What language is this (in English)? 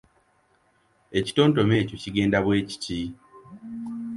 Ganda